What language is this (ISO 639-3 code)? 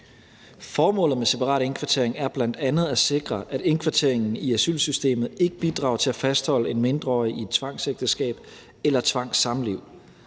dan